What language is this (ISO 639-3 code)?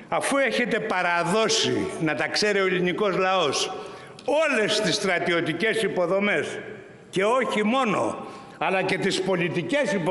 ell